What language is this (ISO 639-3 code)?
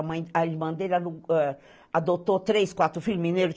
por